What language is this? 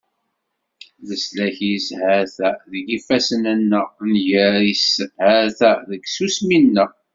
Kabyle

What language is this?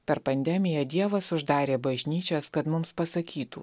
Lithuanian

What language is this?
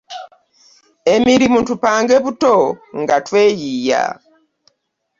Ganda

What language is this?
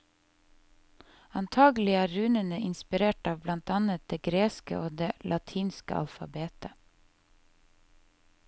Norwegian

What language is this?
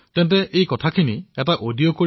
Assamese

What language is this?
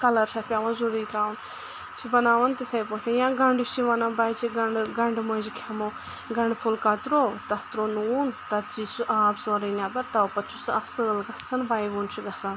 Kashmiri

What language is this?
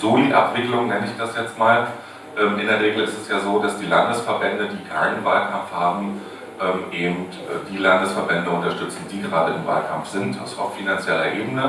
German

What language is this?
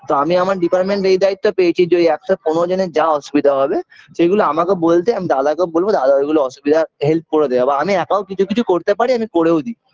Bangla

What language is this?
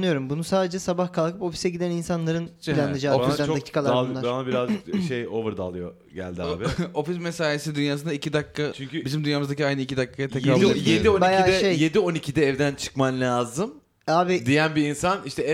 Turkish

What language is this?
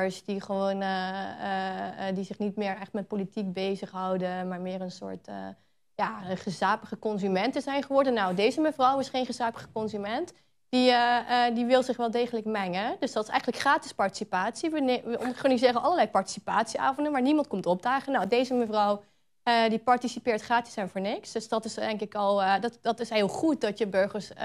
Dutch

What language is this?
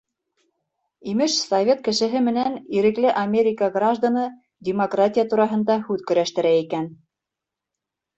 Bashkir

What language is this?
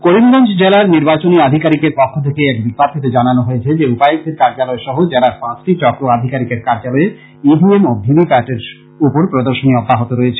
Bangla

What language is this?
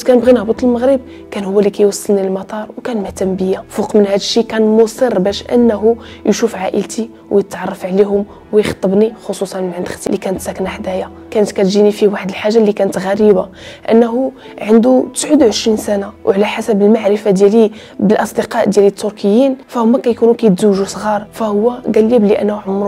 Arabic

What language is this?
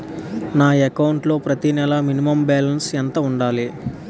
Telugu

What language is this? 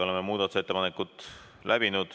Estonian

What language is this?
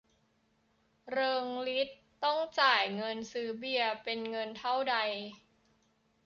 Thai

